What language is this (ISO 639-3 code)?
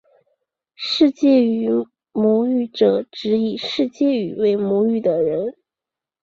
zho